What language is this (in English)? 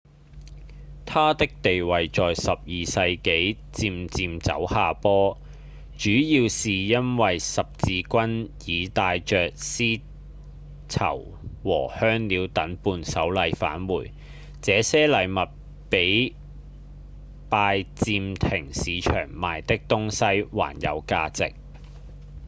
Cantonese